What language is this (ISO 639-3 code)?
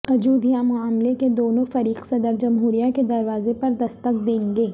urd